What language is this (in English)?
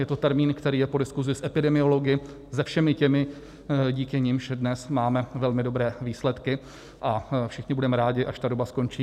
Czech